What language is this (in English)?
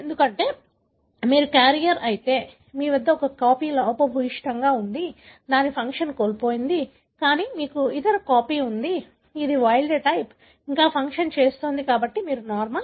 Telugu